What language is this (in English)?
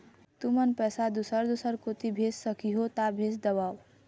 Chhattisgarhi